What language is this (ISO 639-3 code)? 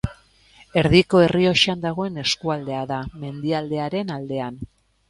eus